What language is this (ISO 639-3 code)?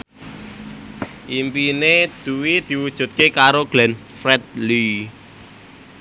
jav